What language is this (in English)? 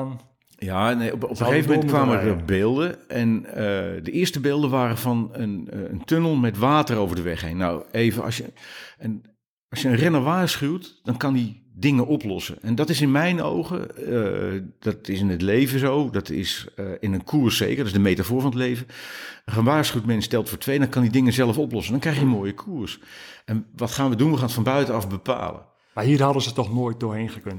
Dutch